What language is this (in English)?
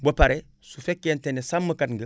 Wolof